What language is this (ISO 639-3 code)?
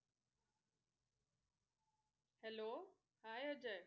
mar